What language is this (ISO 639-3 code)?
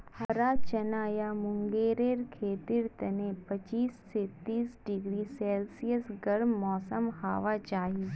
mag